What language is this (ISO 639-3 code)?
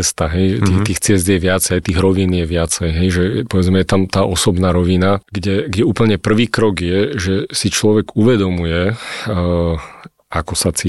slk